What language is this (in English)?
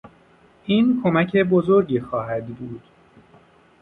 Persian